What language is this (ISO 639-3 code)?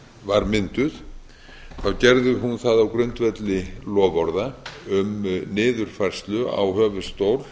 isl